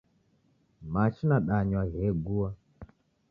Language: Taita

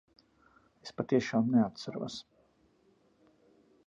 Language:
Latvian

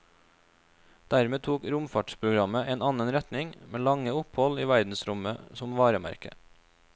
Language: Norwegian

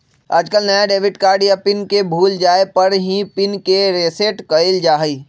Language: Magahi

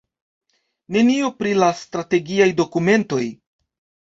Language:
Esperanto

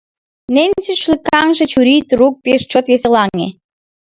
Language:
Mari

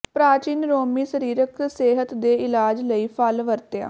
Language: Punjabi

